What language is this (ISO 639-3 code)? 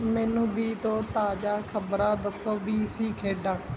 pan